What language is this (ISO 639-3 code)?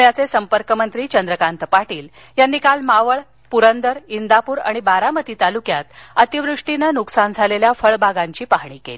mar